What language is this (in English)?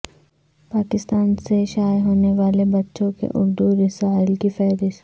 Urdu